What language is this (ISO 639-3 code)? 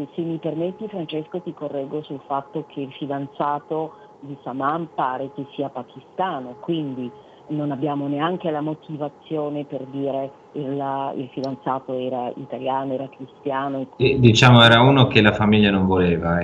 ita